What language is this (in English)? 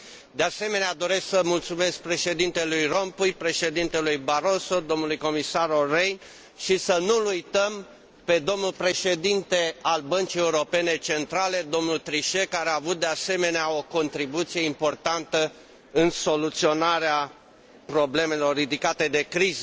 Romanian